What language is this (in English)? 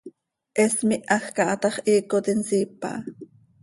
Seri